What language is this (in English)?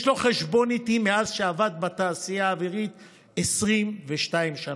Hebrew